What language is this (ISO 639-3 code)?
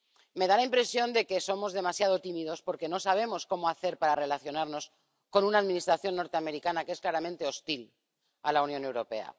spa